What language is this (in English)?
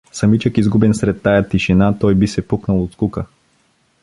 Bulgarian